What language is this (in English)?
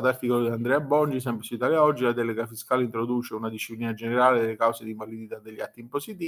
Italian